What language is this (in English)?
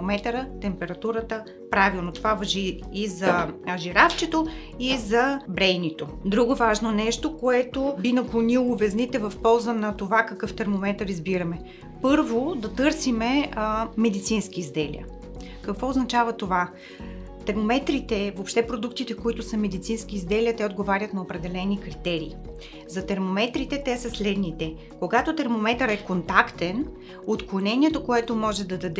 Bulgarian